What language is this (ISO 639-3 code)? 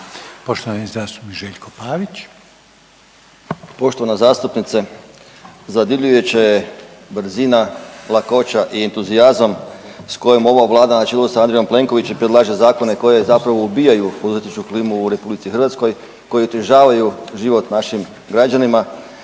hrv